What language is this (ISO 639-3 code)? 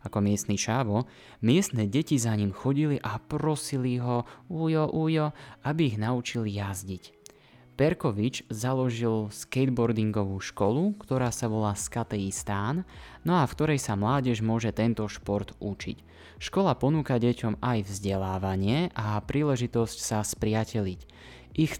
slk